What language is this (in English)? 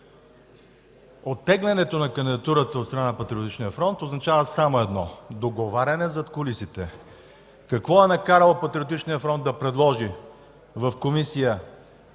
Bulgarian